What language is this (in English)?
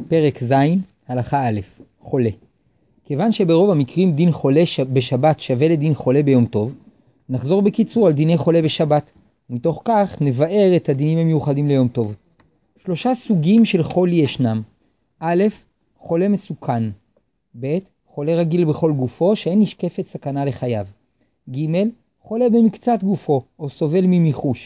Hebrew